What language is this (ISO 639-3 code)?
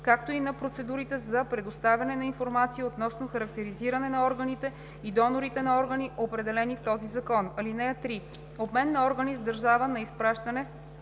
bul